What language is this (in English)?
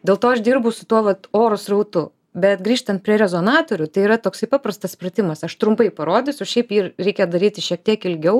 Lithuanian